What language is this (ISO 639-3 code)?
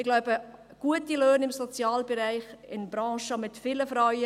gsw